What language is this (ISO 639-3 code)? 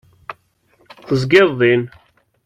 kab